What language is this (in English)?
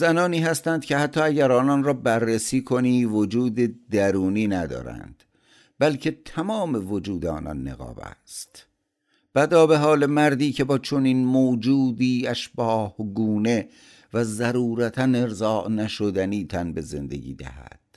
Persian